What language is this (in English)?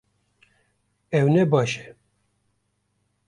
Kurdish